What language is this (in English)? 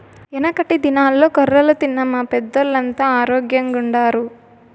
Telugu